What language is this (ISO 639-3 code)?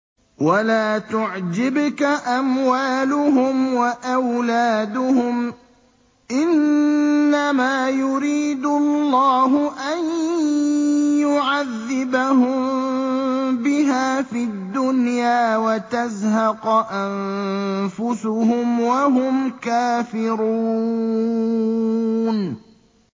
ara